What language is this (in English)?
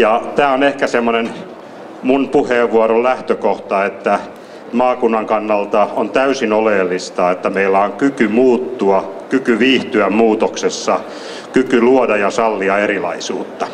Finnish